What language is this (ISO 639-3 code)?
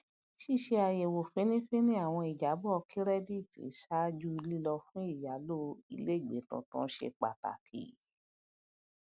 yor